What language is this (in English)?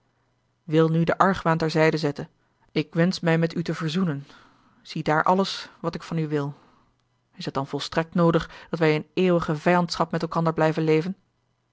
Dutch